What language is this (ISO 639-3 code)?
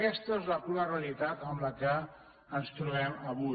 cat